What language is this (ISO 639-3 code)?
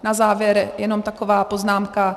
ces